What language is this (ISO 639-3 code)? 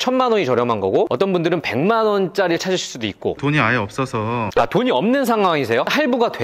kor